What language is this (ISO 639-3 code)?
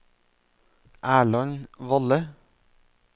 nor